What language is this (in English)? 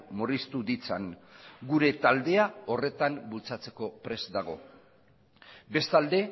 Basque